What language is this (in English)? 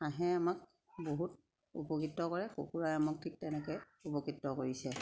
Assamese